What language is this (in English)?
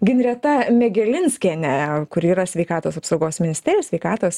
Lithuanian